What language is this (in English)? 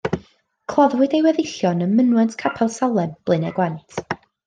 Welsh